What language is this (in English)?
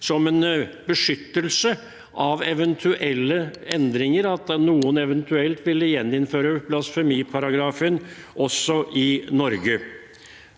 Norwegian